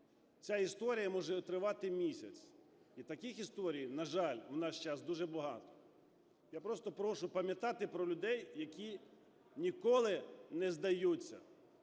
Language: Ukrainian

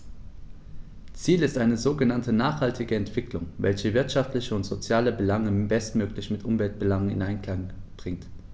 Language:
German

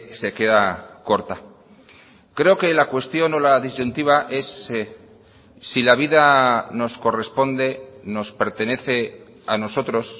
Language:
Spanish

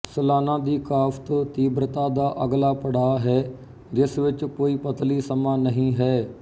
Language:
Punjabi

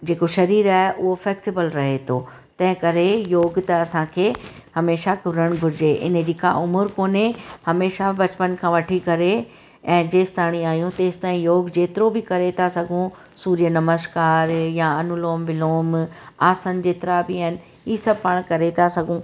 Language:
Sindhi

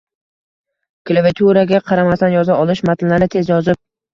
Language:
Uzbek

